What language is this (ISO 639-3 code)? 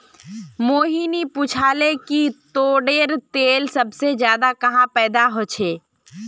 mag